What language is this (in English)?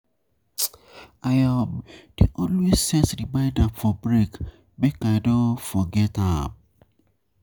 Nigerian Pidgin